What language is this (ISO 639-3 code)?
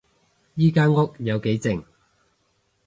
yue